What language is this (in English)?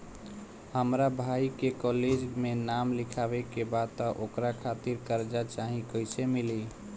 Bhojpuri